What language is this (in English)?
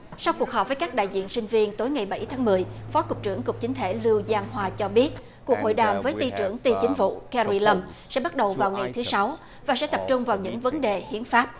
Vietnamese